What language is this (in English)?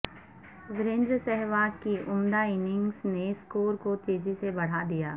Urdu